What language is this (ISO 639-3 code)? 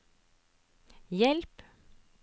nor